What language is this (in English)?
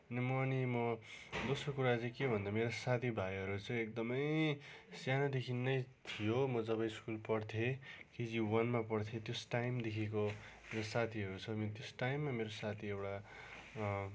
Nepali